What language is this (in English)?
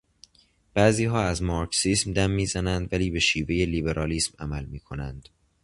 Persian